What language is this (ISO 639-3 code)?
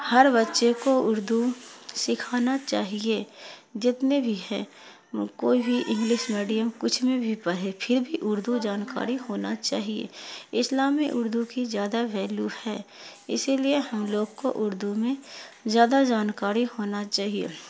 urd